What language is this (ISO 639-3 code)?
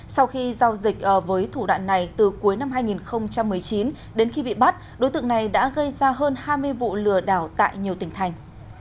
vie